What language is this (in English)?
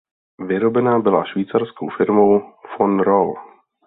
Czech